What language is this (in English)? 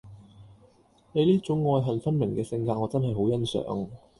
Cantonese